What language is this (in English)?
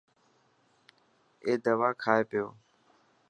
Dhatki